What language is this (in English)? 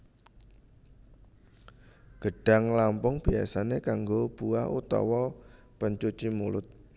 Javanese